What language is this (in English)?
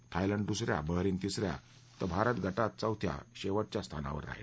Marathi